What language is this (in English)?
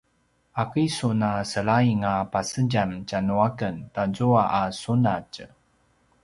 Paiwan